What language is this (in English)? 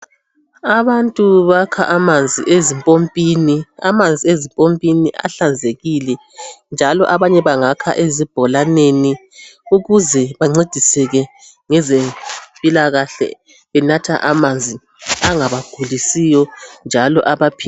North Ndebele